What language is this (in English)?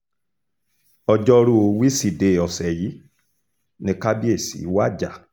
Yoruba